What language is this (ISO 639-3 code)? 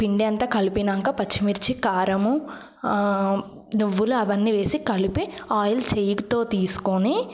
tel